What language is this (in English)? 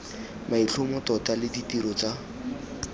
Tswana